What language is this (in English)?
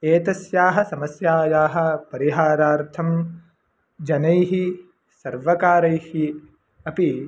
Sanskrit